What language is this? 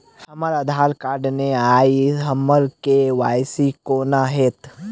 Maithili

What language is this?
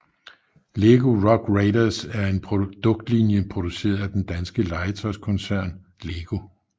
Danish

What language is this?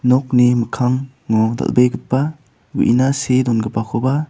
Garo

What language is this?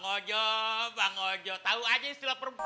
Indonesian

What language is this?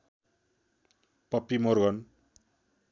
Nepali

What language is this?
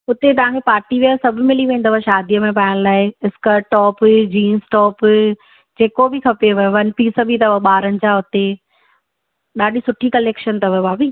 Sindhi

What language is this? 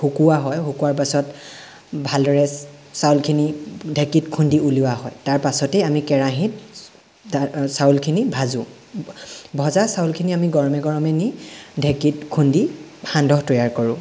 Assamese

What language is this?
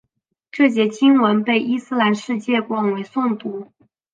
Chinese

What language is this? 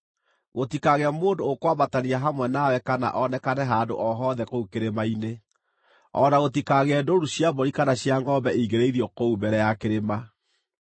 Kikuyu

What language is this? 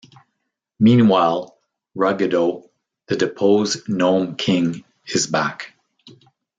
English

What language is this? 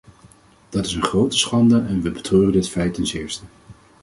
Dutch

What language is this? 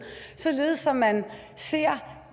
Danish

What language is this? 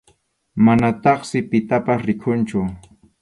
Arequipa-La Unión Quechua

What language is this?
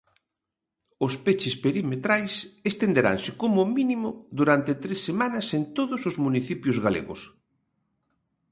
Galician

